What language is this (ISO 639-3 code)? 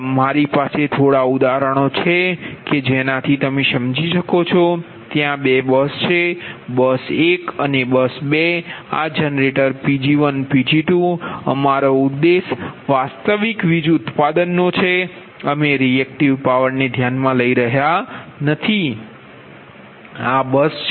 guj